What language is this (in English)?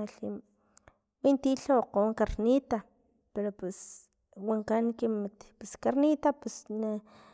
Filomena Mata-Coahuitlán Totonac